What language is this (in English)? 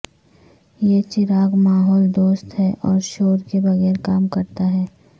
Urdu